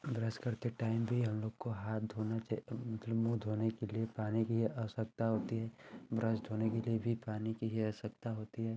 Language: Hindi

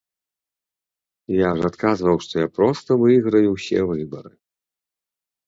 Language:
Belarusian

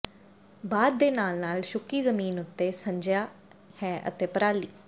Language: Punjabi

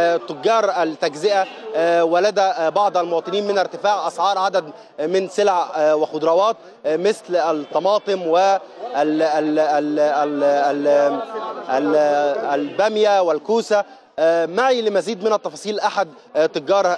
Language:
Arabic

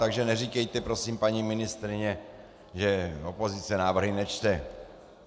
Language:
Czech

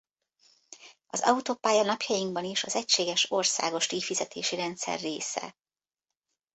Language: Hungarian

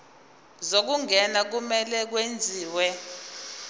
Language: Zulu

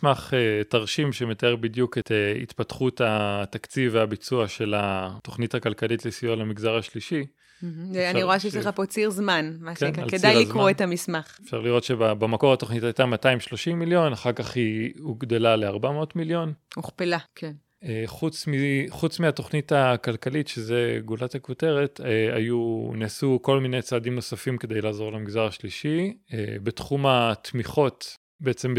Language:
Hebrew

